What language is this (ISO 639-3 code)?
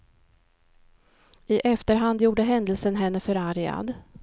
swe